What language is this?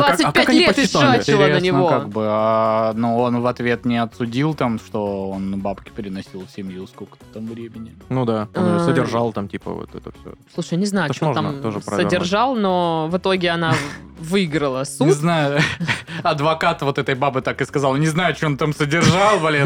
Russian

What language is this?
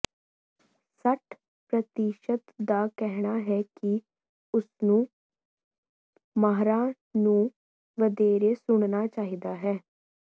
Punjabi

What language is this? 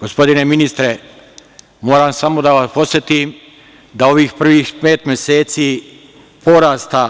Serbian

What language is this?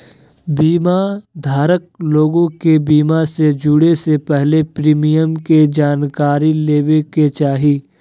Magahi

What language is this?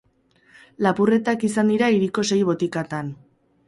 Basque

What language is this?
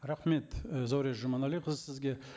Kazakh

